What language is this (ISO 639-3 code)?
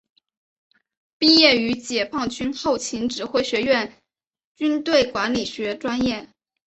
zho